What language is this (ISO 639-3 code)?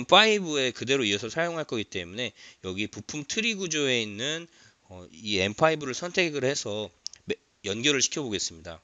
kor